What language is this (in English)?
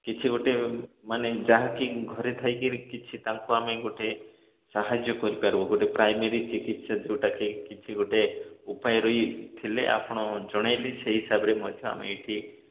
Odia